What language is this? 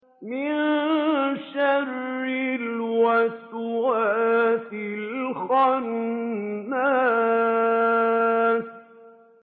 Arabic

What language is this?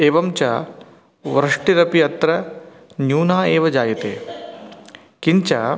Sanskrit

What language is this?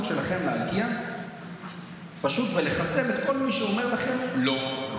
Hebrew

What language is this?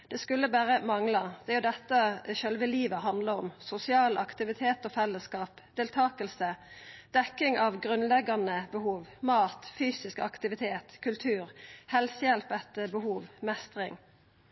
Norwegian Nynorsk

